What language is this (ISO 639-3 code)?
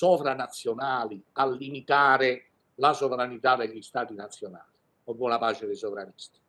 ita